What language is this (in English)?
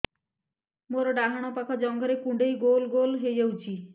Odia